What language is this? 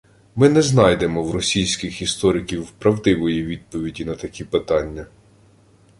Ukrainian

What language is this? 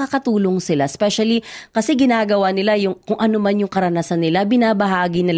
Filipino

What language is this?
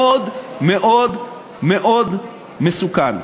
Hebrew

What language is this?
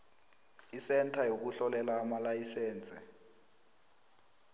South Ndebele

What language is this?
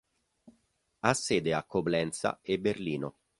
Italian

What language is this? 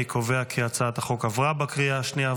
Hebrew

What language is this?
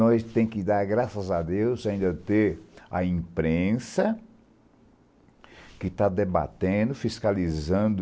Portuguese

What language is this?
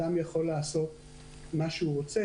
Hebrew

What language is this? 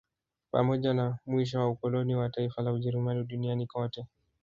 Swahili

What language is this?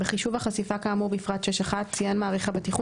Hebrew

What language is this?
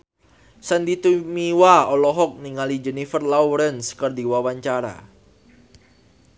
Sundanese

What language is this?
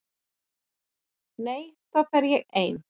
Icelandic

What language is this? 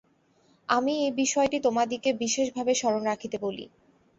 Bangla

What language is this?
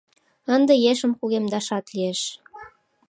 Mari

